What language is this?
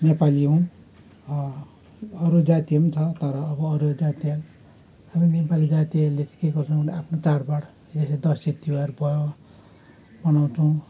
Nepali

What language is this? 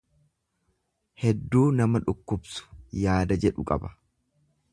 Oromo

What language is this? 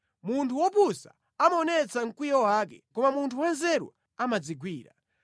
Nyanja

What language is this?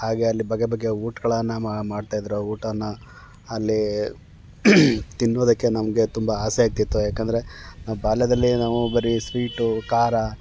Kannada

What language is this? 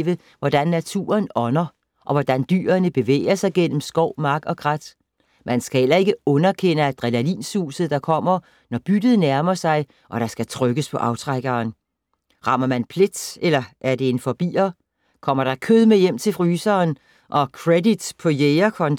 Danish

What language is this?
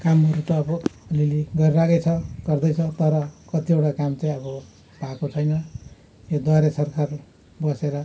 Nepali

